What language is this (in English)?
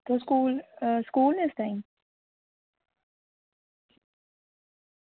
Dogri